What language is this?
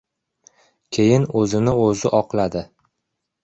Uzbek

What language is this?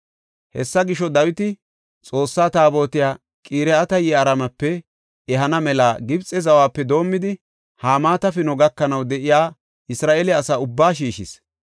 Gofa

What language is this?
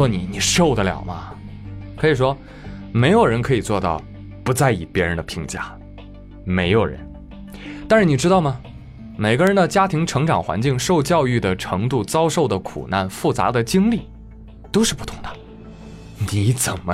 Chinese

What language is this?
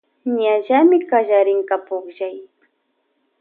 Loja Highland Quichua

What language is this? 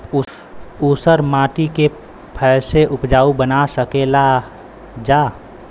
Bhojpuri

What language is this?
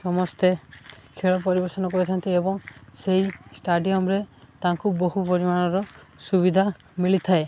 Odia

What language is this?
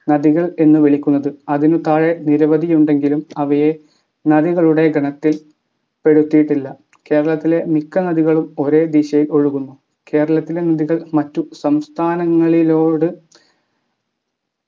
Malayalam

